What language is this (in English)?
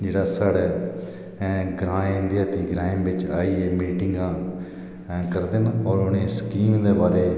Dogri